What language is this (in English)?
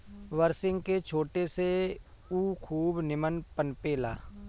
Bhojpuri